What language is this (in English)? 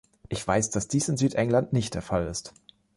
German